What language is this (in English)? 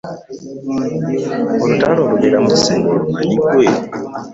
Ganda